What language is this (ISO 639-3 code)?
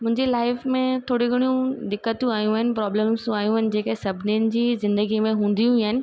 snd